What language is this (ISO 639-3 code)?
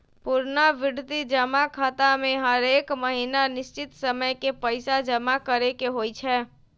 mag